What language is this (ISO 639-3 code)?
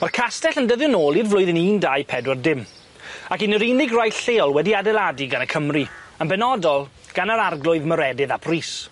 cym